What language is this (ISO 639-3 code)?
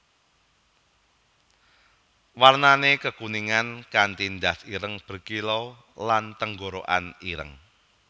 jav